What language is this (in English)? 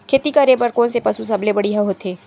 Chhattisgarhi